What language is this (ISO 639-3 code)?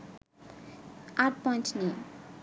ben